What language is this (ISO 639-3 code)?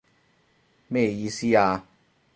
yue